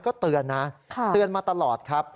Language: Thai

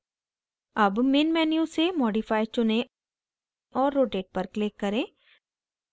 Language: Hindi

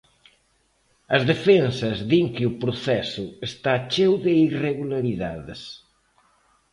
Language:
Galician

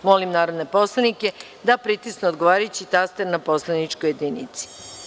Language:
Serbian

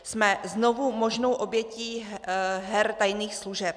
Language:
Czech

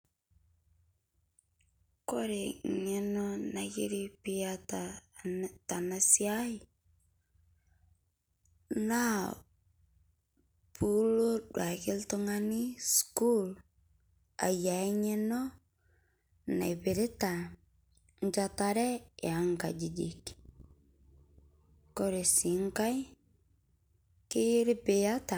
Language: Masai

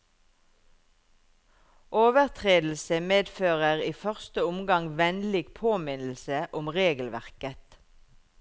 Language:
Norwegian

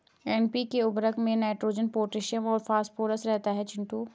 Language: Hindi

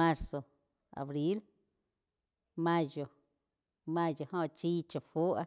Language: Quiotepec Chinantec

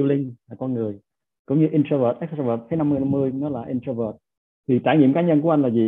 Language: Vietnamese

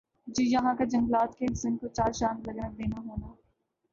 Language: Urdu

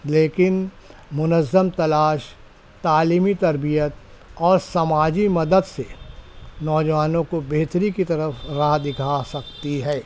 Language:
Urdu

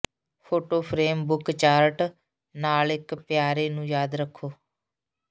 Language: Punjabi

